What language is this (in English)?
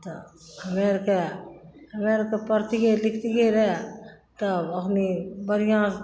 Maithili